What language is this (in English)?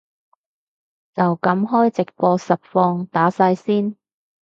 Cantonese